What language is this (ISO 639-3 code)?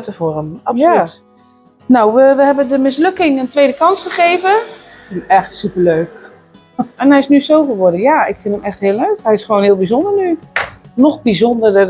nld